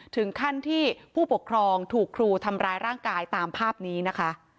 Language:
Thai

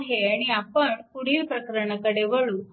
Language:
Marathi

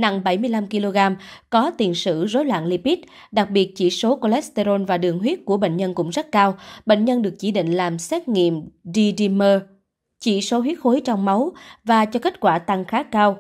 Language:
Vietnamese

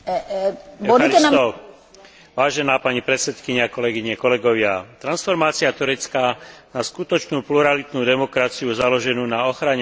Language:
Slovak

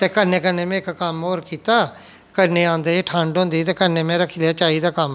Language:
Dogri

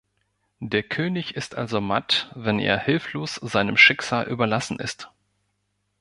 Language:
German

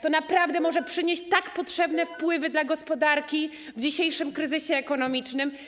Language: Polish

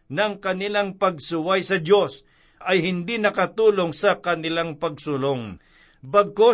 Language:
Filipino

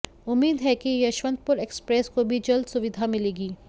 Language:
Hindi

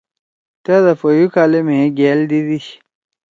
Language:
Torwali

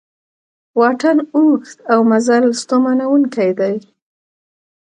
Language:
Pashto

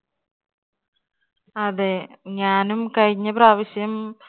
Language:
Malayalam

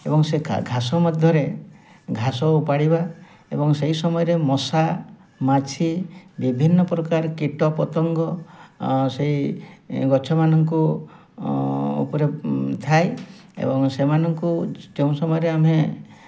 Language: Odia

